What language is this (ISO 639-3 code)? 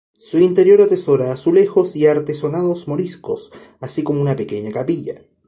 spa